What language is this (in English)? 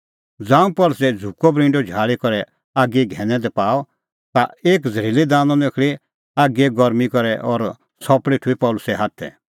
Kullu Pahari